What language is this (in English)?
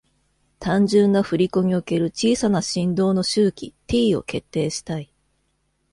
Japanese